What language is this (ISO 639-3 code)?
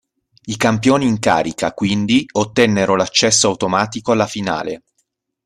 ita